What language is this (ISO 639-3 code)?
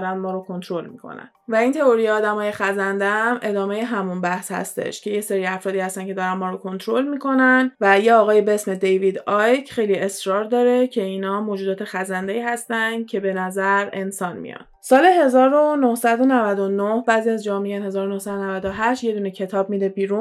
fas